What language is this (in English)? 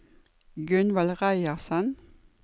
Norwegian